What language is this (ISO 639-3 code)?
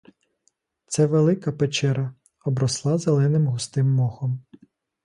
ukr